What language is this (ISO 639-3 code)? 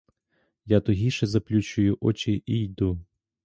ukr